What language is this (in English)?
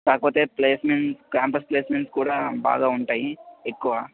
Telugu